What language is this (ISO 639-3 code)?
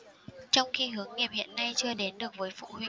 vie